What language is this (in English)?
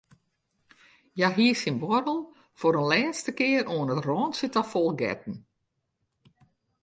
Western Frisian